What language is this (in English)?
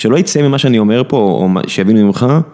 Hebrew